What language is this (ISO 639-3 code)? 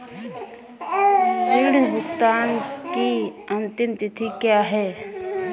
hin